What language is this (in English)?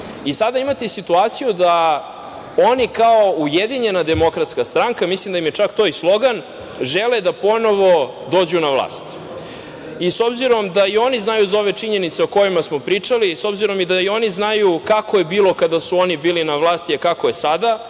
Serbian